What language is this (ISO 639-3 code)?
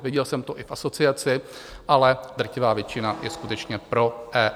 ces